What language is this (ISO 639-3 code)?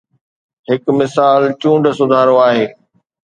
snd